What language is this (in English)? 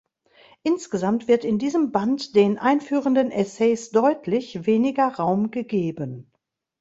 German